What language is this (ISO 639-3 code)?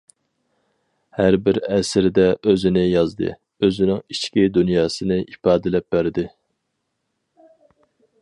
uig